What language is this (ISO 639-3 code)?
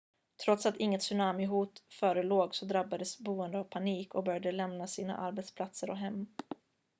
swe